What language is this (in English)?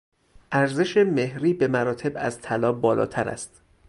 Persian